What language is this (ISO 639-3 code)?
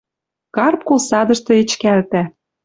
mrj